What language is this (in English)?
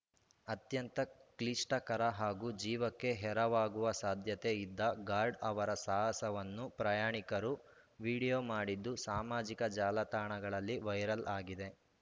Kannada